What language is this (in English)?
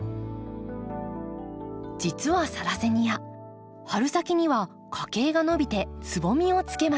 Japanese